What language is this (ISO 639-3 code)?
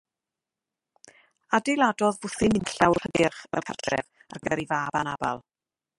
cym